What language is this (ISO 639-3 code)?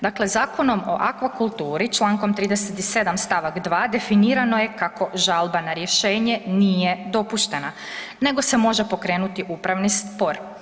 hrv